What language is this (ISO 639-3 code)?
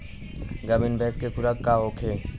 bho